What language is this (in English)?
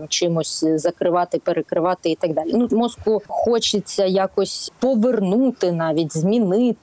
Ukrainian